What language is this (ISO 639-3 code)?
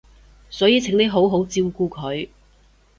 yue